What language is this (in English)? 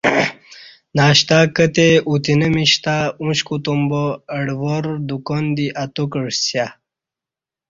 Kati